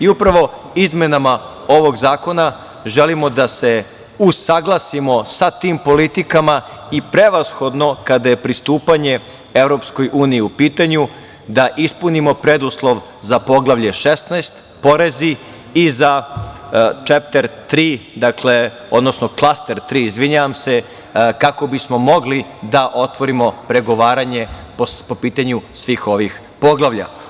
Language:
Serbian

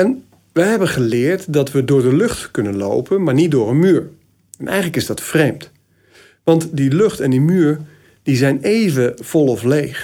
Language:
Dutch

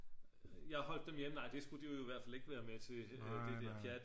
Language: Danish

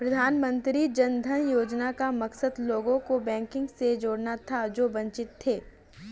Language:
Hindi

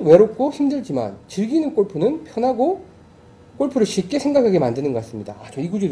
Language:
Korean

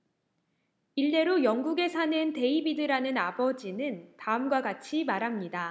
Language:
Korean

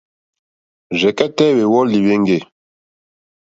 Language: Mokpwe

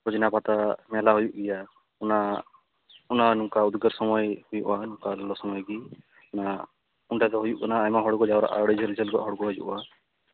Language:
Santali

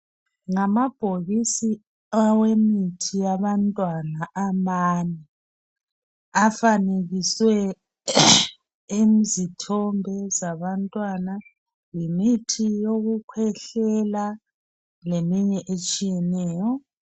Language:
North Ndebele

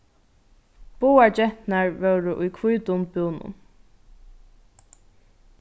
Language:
Faroese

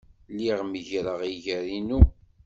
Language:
Kabyle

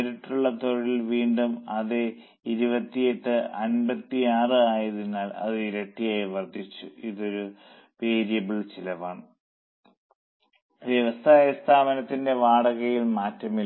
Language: Malayalam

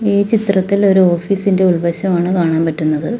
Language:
Malayalam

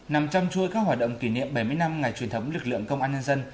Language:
Vietnamese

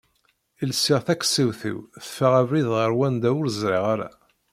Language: Kabyle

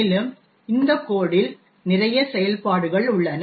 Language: Tamil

